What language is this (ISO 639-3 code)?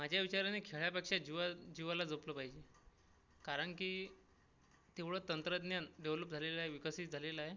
mar